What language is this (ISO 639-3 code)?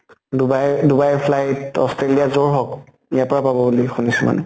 asm